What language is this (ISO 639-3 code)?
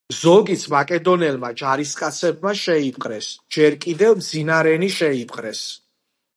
kat